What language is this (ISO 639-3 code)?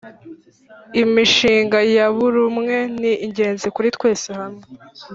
kin